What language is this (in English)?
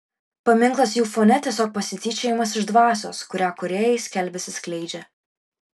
Lithuanian